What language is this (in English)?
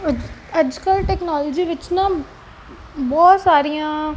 Punjabi